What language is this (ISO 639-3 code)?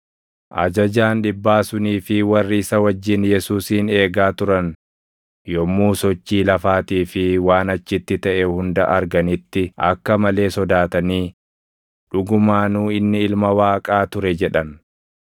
orm